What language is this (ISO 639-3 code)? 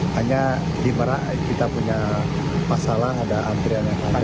ind